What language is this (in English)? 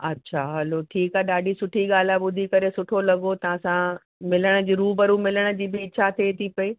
Sindhi